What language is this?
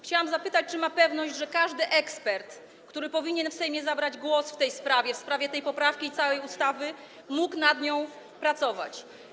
Polish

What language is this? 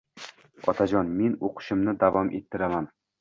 Uzbek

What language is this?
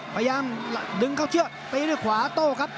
Thai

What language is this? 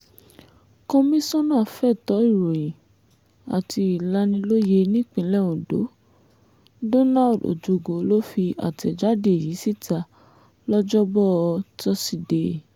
Yoruba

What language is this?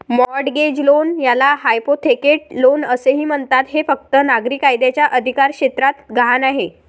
Marathi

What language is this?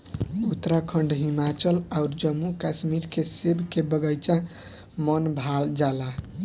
Bhojpuri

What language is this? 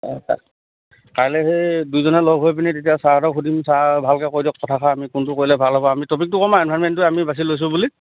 Assamese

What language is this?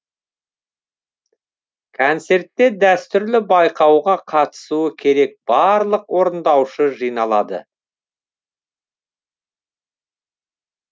Kazakh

